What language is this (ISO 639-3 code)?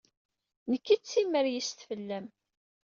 kab